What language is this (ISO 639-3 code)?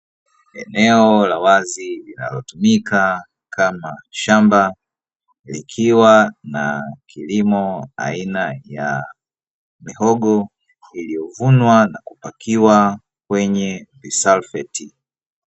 swa